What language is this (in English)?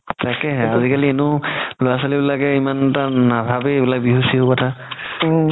Assamese